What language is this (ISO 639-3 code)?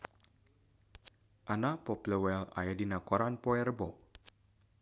sun